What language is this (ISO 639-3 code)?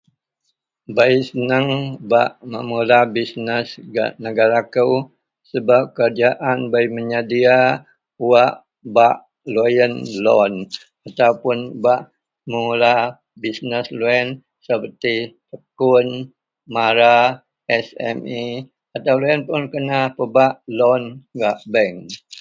mel